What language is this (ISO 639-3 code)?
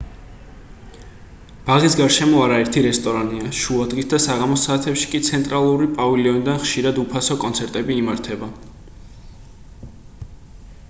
kat